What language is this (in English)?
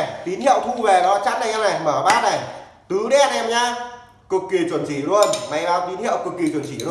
Vietnamese